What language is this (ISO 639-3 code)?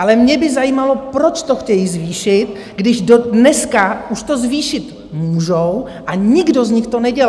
ces